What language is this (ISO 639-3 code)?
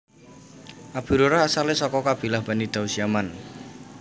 jav